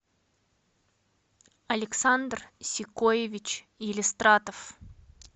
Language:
Russian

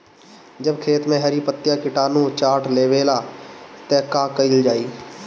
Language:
Bhojpuri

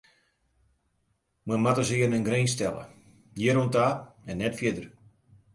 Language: Western Frisian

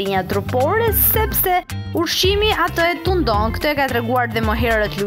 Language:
Romanian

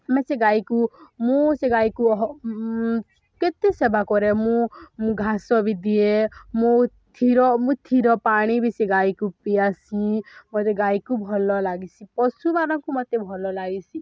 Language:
Odia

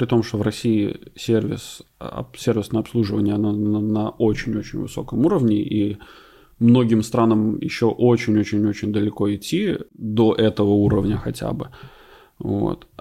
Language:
Russian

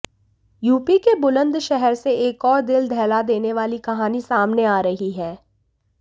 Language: Hindi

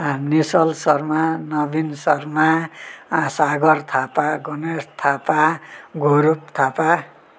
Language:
Nepali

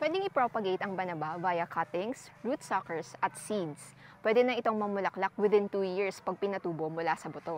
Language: Filipino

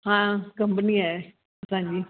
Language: Sindhi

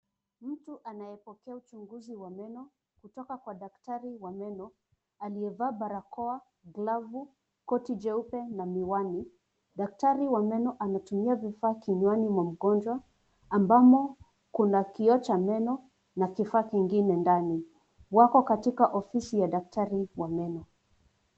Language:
Swahili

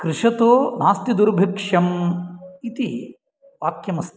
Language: Sanskrit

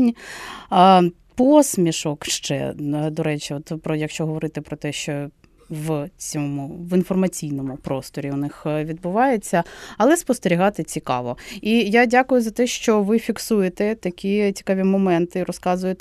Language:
Ukrainian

